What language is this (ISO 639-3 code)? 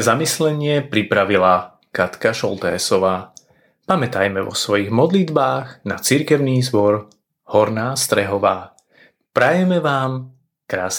slk